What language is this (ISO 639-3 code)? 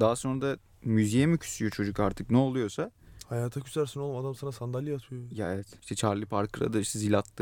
tur